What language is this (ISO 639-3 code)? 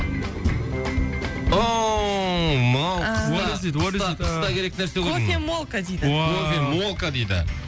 kaz